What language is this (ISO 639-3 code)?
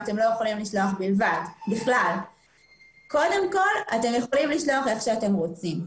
heb